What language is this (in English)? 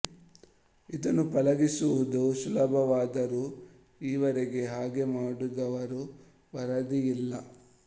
Kannada